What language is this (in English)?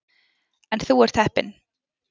Icelandic